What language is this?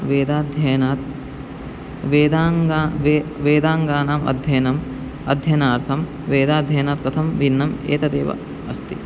Sanskrit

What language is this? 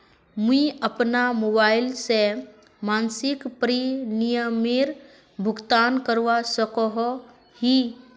Magahi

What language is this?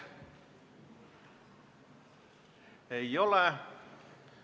Estonian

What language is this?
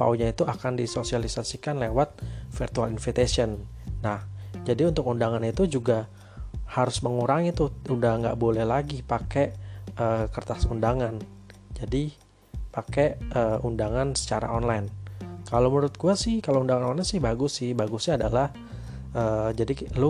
Indonesian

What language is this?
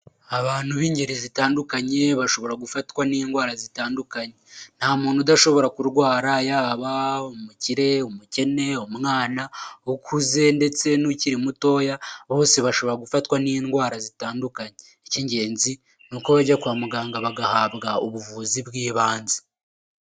Kinyarwanda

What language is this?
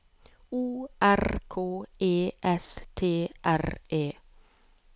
Norwegian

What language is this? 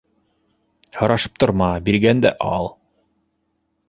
Bashkir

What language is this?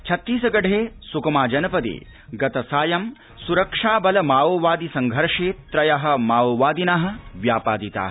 Sanskrit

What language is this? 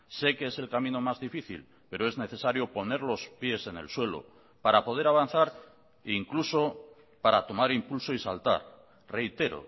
Spanish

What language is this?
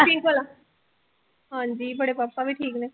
Punjabi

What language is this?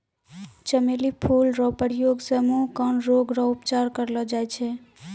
Maithili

